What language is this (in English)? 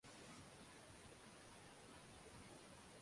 Japanese